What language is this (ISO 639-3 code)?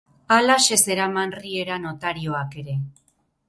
eus